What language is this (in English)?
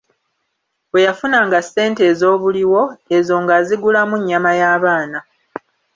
Ganda